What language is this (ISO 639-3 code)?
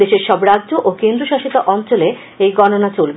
ben